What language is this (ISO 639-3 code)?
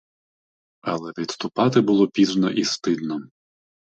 ukr